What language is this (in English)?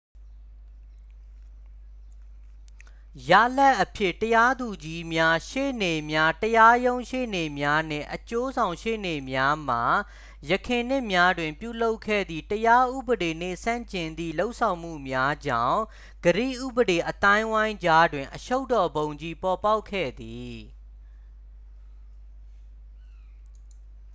Burmese